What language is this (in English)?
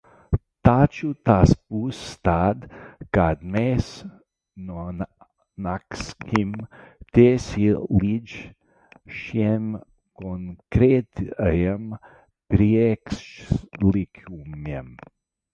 Latvian